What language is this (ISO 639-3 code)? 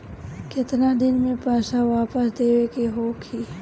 bho